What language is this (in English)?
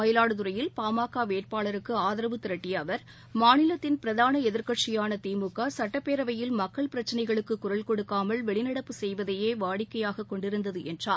Tamil